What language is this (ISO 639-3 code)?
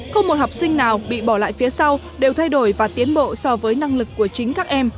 vie